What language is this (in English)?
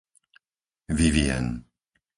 Slovak